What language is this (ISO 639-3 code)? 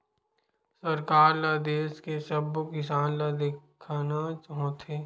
hne